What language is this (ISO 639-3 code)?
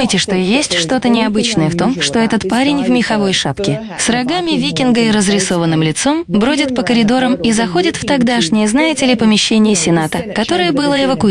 rus